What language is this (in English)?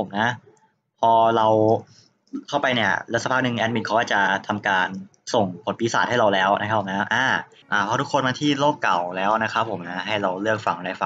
Thai